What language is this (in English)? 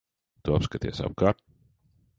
Latvian